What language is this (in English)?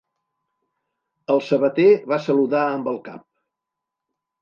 Catalan